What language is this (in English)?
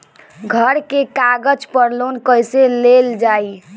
Bhojpuri